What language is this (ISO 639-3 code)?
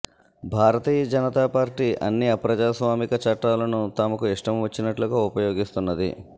tel